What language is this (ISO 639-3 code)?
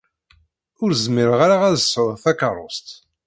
kab